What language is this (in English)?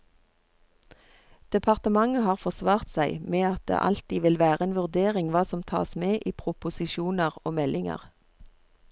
Norwegian